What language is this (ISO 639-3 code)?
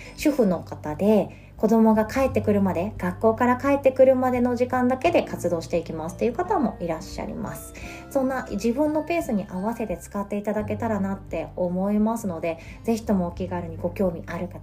jpn